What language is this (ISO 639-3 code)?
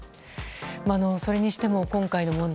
jpn